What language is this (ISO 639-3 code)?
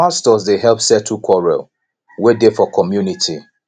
pcm